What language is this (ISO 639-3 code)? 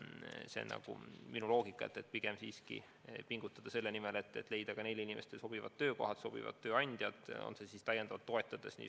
est